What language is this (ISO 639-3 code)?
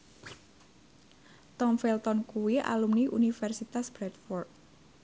jav